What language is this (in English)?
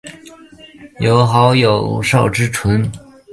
Chinese